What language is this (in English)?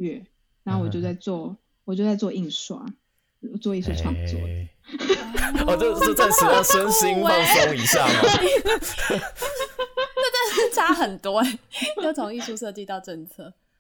Chinese